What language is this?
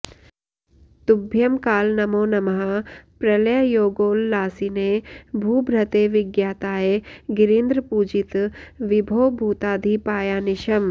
Sanskrit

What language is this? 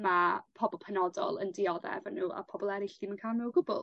Welsh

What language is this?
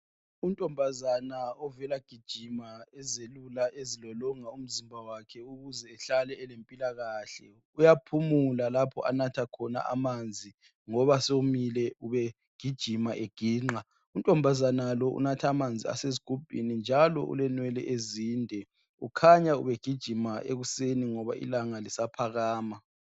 North Ndebele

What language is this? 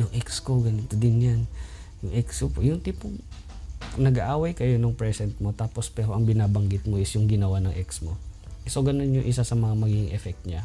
Filipino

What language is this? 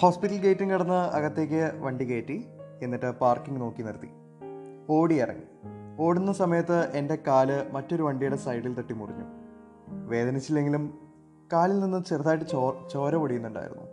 Malayalam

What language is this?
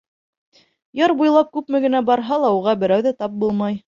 Bashkir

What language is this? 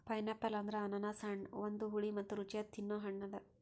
Kannada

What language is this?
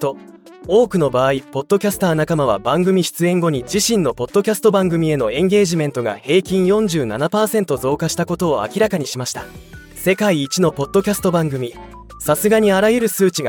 Japanese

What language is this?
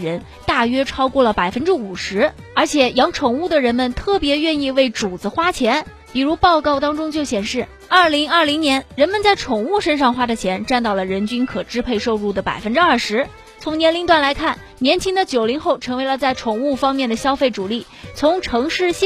Chinese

